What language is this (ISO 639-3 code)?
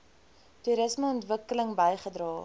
afr